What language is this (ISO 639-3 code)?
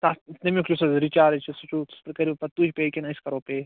kas